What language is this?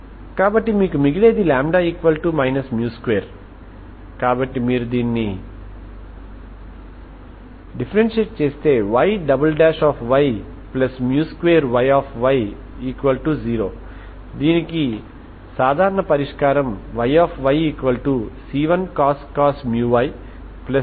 Telugu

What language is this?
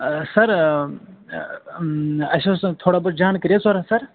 Kashmiri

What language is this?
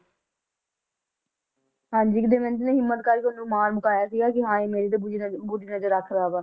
Punjabi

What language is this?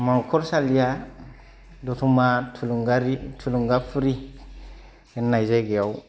Bodo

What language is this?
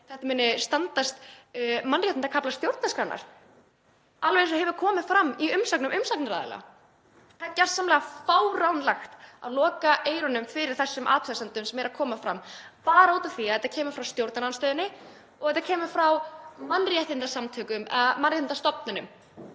Icelandic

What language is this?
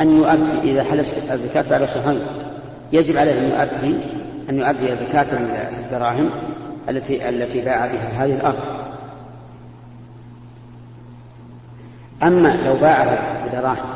Arabic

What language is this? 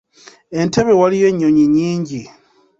Ganda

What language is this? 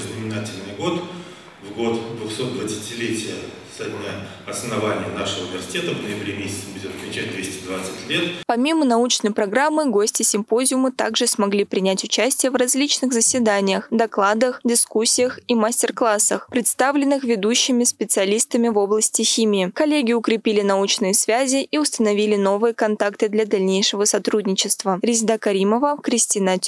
Russian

